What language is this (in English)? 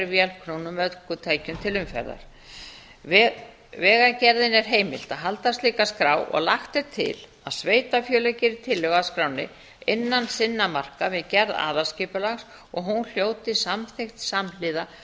Icelandic